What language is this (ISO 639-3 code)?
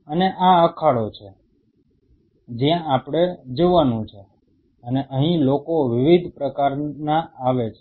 guj